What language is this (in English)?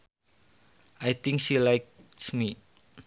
Sundanese